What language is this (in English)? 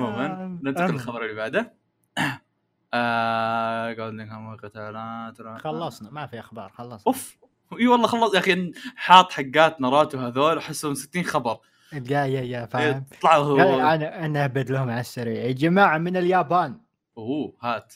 Arabic